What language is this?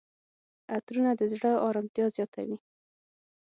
Pashto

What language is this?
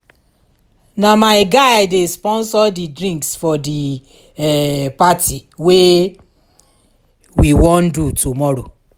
Nigerian Pidgin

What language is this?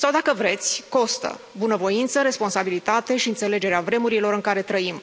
Romanian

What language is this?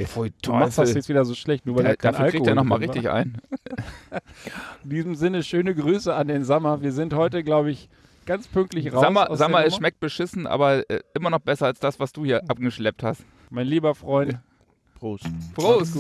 German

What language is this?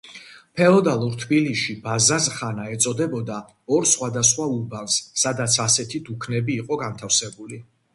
Georgian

